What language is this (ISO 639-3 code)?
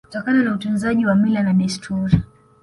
swa